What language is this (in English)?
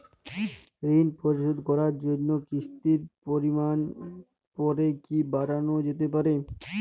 Bangla